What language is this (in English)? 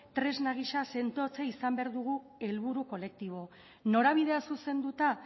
Basque